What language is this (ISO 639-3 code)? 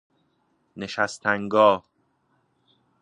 fas